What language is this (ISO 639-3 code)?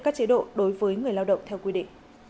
vie